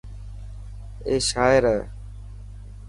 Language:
Dhatki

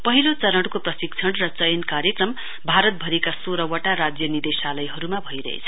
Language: Nepali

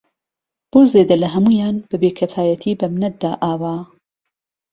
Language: Central Kurdish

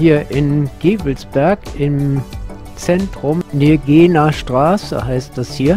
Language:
German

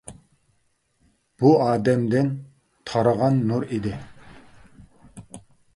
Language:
Uyghur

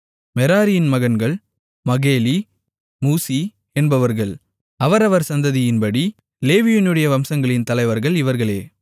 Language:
Tamil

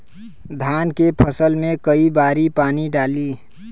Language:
Bhojpuri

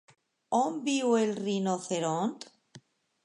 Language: Catalan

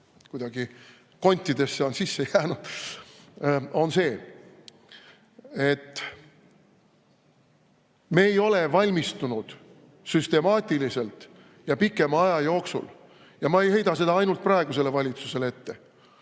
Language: Estonian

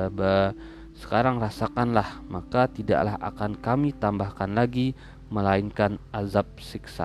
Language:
Indonesian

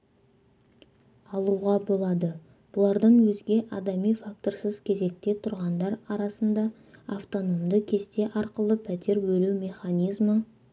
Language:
Kazakh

